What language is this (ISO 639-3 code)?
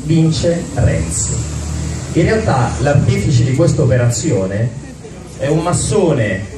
ita